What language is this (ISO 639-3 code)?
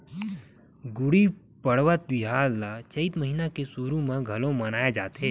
hne